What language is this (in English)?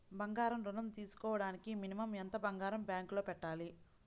Telugu